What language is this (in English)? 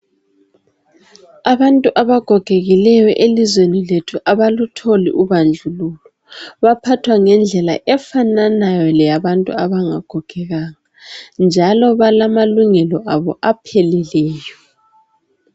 North Ndebele